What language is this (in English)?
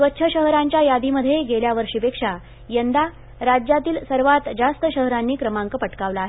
Marathi